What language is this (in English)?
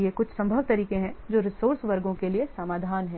Hindi